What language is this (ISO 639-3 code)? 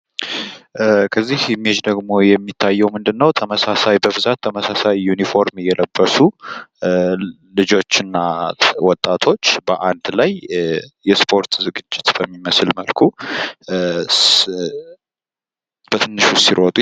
amh